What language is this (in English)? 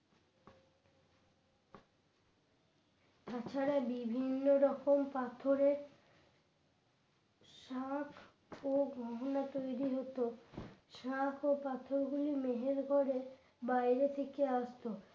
Bangla